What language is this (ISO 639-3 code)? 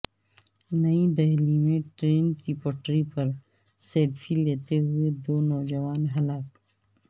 urd